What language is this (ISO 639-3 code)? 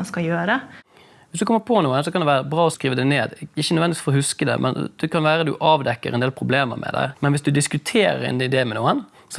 nor